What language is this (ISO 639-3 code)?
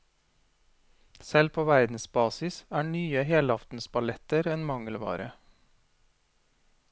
nor